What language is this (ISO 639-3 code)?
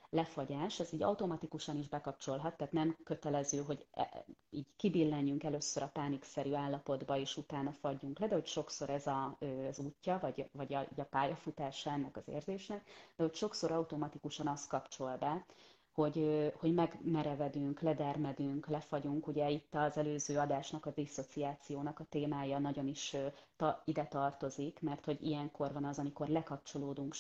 hun